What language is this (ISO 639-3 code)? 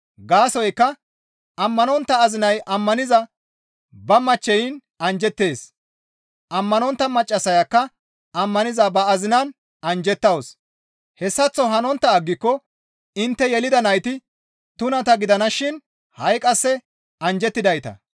gmv